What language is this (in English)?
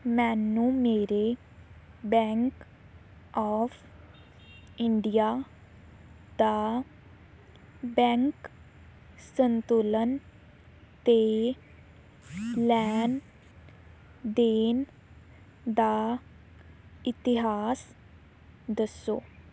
Punjabi